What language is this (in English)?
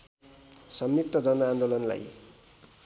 Nepali